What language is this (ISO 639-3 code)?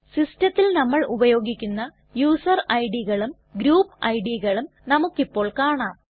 mal